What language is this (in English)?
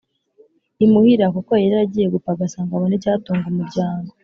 Kinyarwanda